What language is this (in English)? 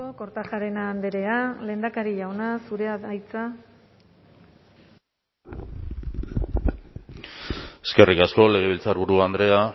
Basque